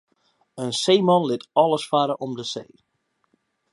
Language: Western Frisian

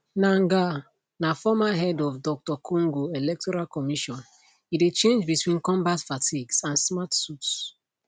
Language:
Nigerian Pidgin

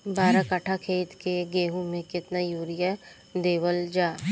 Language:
Bhojpuri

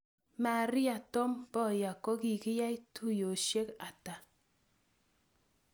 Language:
Kalenjin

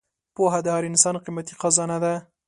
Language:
Pashto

